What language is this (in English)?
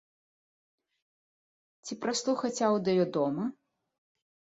Belarusian